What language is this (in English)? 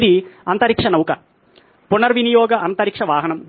Telugu